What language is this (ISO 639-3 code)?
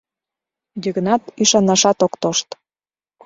chm